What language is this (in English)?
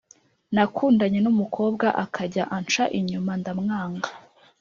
Kinyarwanda